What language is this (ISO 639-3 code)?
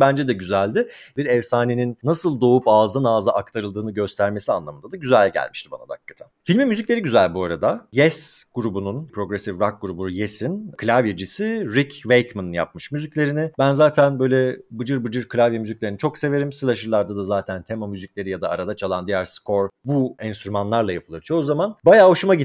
tur